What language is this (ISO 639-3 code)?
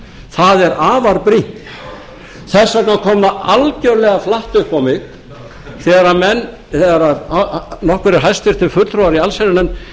isl